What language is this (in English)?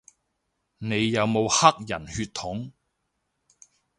Cantonese